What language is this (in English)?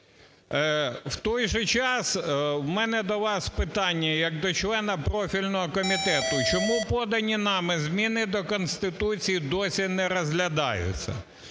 Ukrainian